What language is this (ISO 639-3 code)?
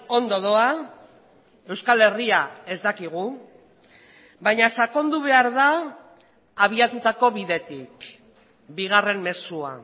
eus